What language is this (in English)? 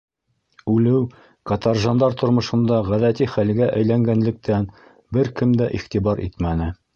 Bashkir